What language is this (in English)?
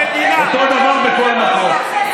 Hebrew